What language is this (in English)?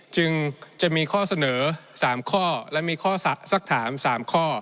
Thai